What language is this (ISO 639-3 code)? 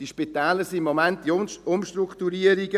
gsw